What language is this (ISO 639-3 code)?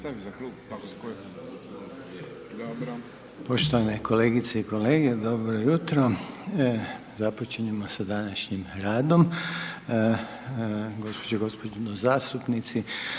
hrv